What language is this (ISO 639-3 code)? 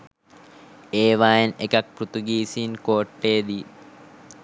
sin